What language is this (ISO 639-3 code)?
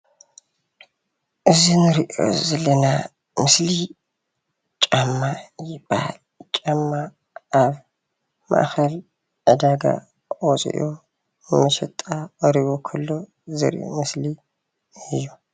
tir